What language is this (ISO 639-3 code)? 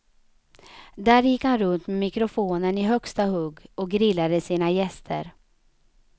swe